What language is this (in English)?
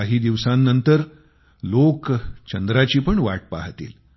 Marathi